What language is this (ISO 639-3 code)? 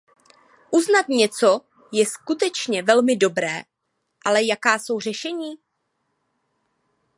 ces